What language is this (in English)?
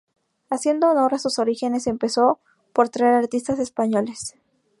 Spanish